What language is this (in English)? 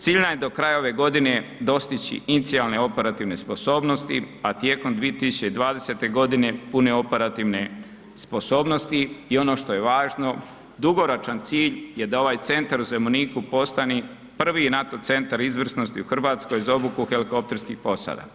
Croatian